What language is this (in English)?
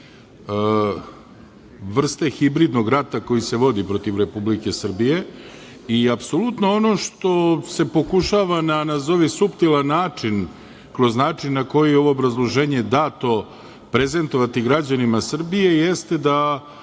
Serbian